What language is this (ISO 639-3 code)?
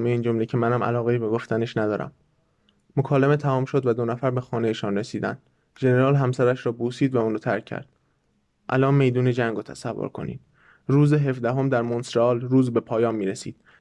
fas